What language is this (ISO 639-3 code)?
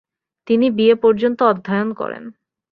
ben